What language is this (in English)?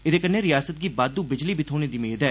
Dogri